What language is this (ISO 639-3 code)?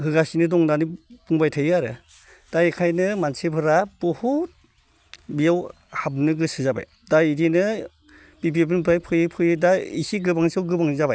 brx